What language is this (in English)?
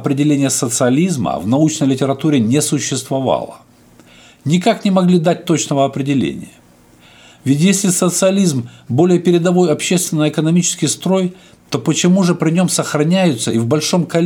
Russian